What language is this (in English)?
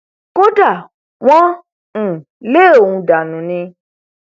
Yoruba